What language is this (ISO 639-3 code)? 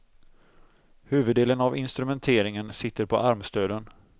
swe